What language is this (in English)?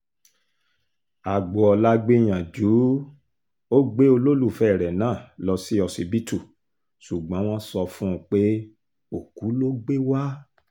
Yoruba